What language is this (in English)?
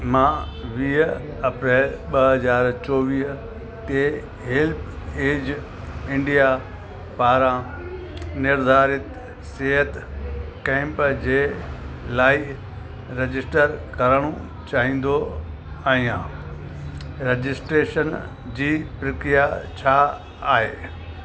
Sindhi